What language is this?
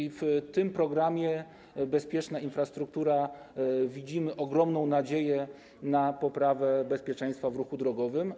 Polish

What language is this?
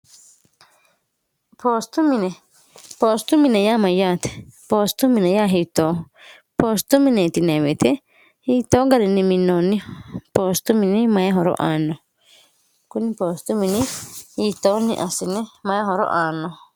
Sidamo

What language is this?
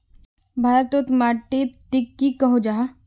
Magahi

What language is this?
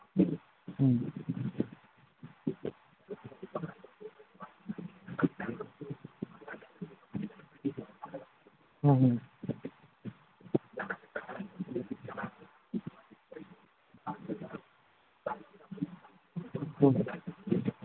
Manipuri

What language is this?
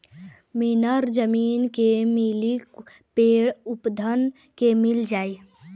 Bhojpuri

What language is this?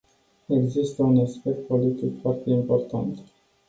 Romanian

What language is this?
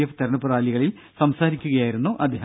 Malayalam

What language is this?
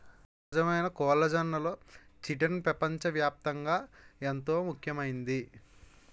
Telugu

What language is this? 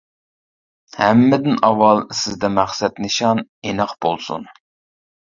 Uyghur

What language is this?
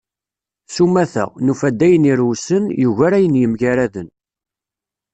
Kabyle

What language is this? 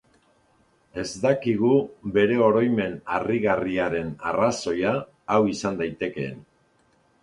Basque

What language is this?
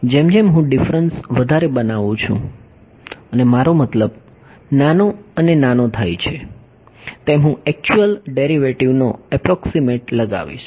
Gujarati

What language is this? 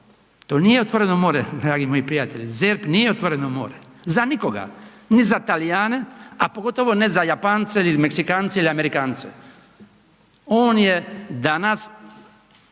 Croatian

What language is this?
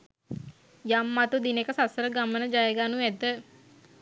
Sinhala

